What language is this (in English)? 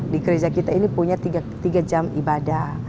Indonesian